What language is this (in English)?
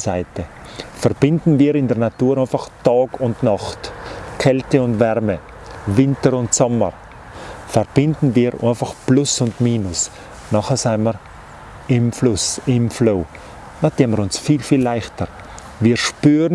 German